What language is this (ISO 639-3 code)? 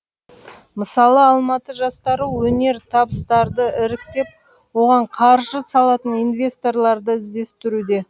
kaz